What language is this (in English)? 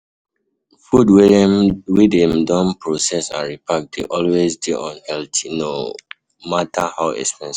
Nigerian Pidgin